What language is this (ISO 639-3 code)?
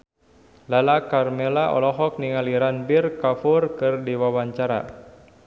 sun